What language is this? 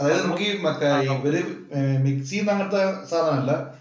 Malayalam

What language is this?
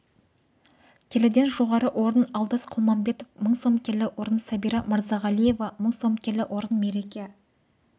Kazakh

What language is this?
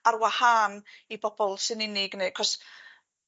Welsh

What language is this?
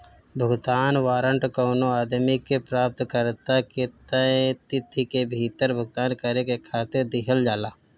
Bhojpuri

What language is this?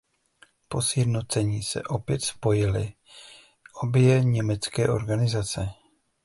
Czech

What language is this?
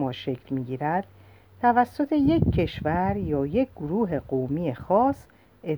Persian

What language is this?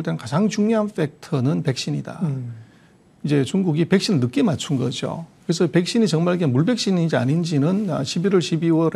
Korean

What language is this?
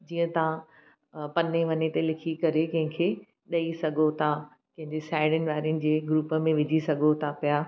Sindhi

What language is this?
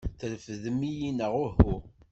Kabyle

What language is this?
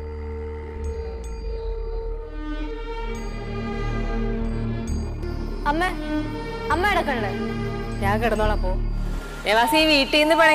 Thai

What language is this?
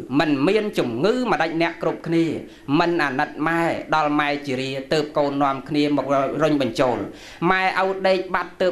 Vietnamese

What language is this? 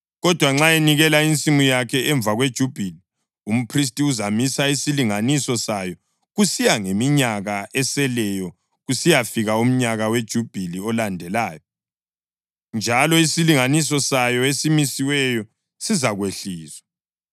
North Ndebele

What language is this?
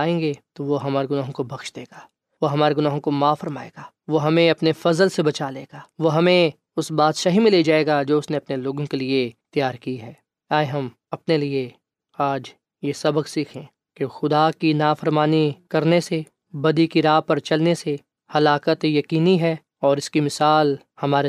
Urdu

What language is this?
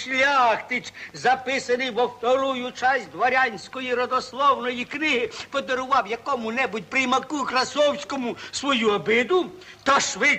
Ukrainian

